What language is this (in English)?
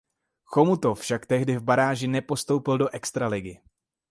Czech